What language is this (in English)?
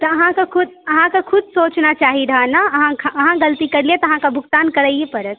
Maithili